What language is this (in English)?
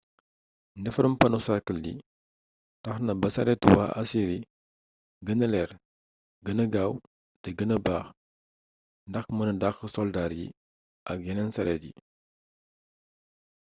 Wolof